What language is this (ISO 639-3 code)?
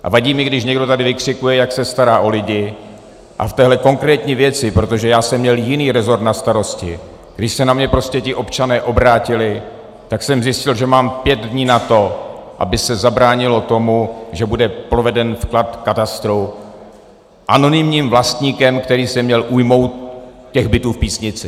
ces